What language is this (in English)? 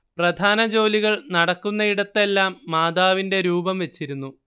Malayalam